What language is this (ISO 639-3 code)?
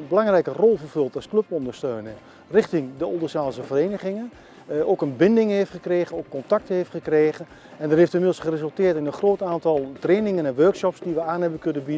nld